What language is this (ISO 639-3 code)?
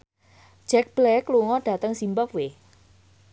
jav